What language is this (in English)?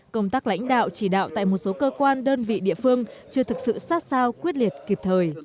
Vietnamese